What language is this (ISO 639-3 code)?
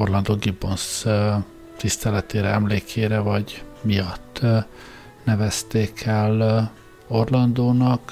hun